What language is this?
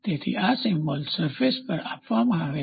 Gujarati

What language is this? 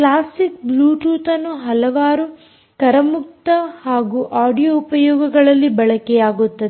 Kannada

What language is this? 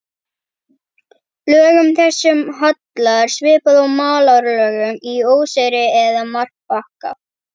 Icelandic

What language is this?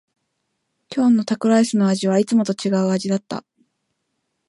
Japanese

